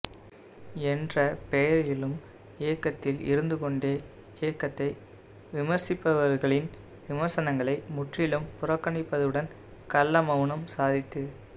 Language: Tamil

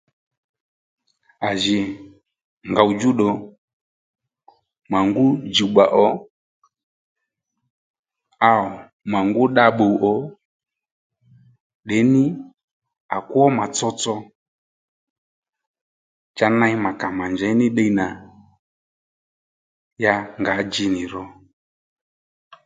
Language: Lendu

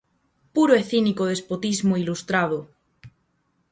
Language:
Galician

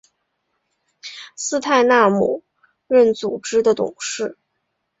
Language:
Chinese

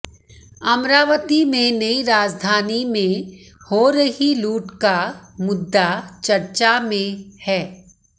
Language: Hindi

